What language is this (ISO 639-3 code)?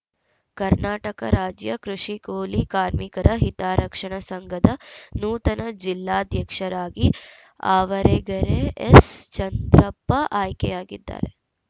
kan